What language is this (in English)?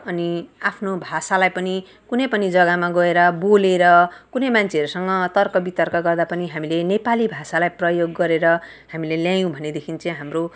Nepali